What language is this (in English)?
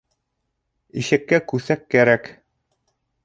Bashkir